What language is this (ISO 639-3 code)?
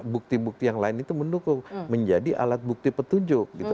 ind